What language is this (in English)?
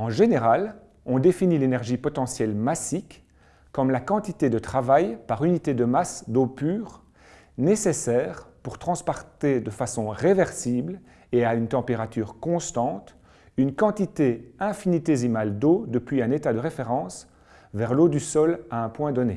French